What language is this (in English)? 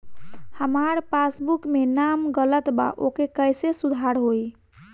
Bhojpuri